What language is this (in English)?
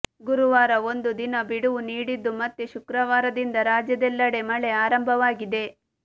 Kannada